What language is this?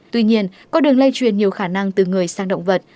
Vietnamese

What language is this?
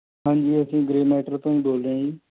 Punjabi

